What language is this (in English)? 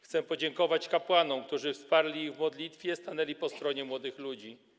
Polish